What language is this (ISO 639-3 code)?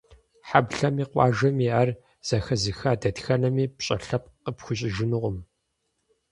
kbd